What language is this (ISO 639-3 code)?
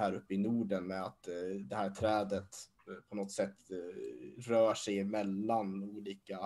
swe